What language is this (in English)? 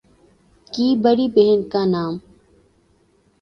Urdu